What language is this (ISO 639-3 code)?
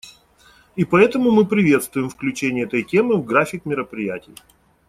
rus